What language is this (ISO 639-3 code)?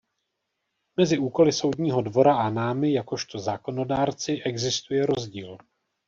ces